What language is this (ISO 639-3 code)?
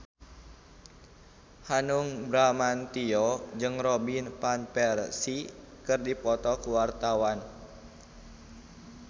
sun